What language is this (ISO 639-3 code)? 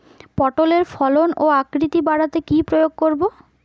ben